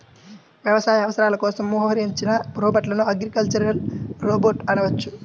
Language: Telugu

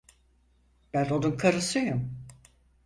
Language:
Turkish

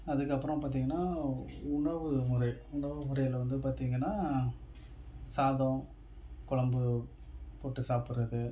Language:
Tamil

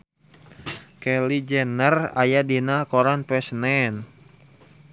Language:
Sundanese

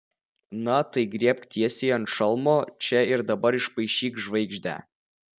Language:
Lithuanian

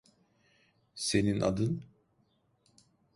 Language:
Turkish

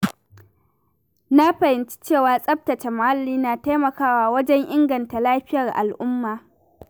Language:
Hausa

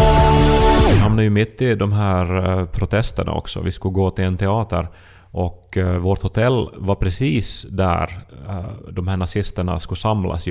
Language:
Swedish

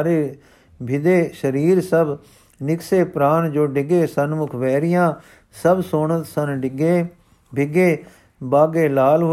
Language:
Punjabi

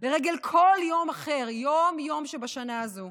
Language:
Hebrew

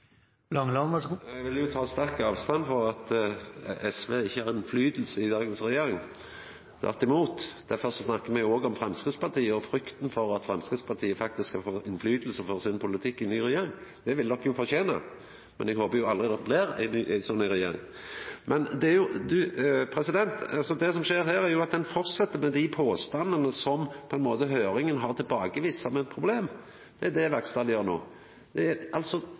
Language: Norwegian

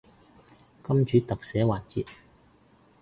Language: Cantonese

